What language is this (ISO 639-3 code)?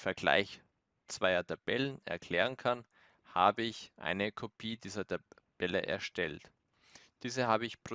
deu